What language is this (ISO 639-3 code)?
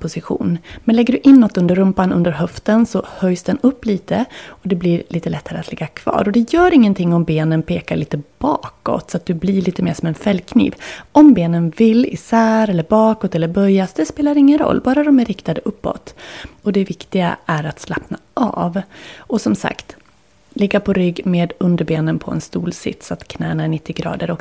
swe